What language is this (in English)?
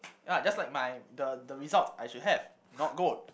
English